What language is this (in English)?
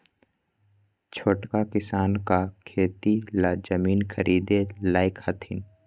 Magahi